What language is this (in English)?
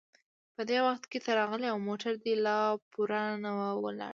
Pashto